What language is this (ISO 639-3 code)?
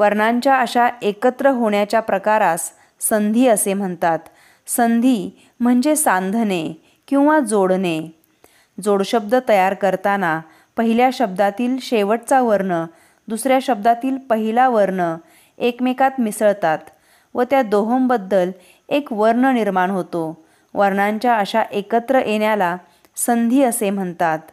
mar